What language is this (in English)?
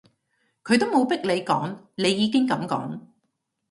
Cantonese